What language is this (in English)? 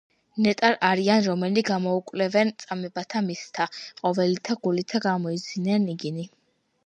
Georgian